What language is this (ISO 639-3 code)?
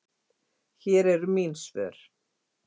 isl